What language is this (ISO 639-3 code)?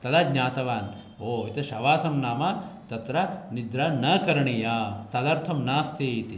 san